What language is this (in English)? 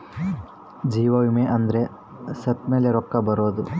Kannada